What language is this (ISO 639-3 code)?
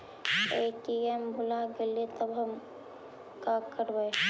mag